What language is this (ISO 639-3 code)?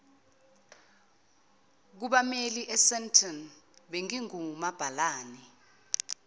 zul